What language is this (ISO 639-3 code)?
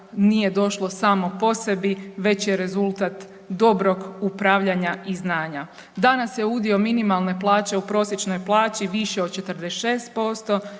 hrv